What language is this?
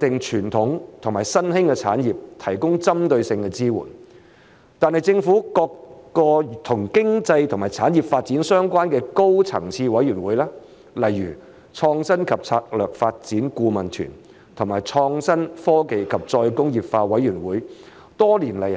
Cantonese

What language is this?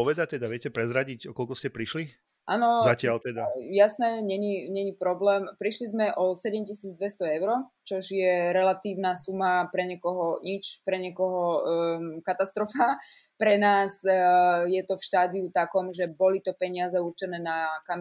Slovak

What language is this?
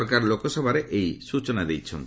Odia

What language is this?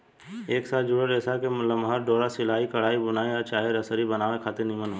Bhojpuri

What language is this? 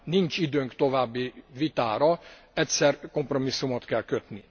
Hungarian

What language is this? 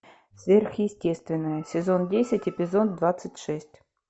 Russian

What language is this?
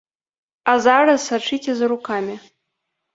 Belarusian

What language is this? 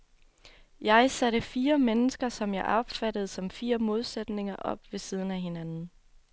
Danish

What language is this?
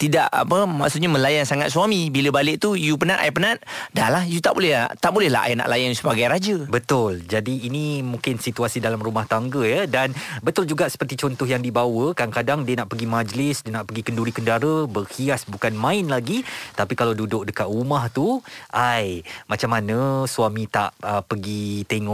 Malay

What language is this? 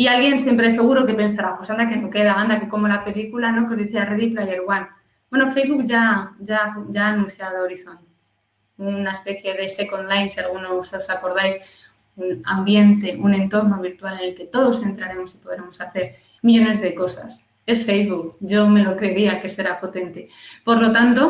Spanish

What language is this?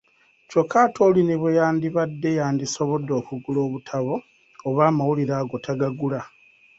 Ganda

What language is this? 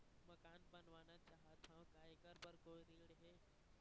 Chhattisgarhi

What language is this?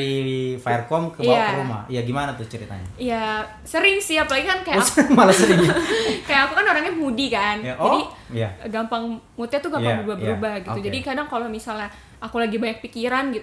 Indonesian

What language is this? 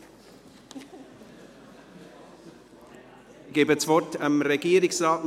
Swiss German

